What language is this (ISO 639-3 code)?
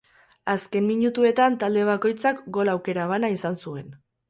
eus